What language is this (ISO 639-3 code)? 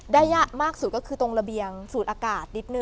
tha